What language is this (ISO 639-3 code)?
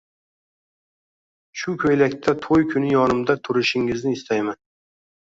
uzb